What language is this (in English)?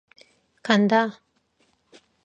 Korean